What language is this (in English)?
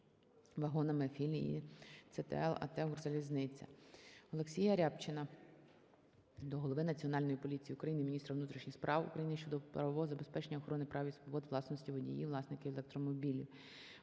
Ukrainian